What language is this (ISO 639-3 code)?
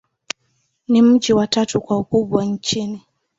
swa